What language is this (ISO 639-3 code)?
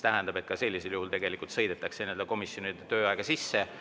est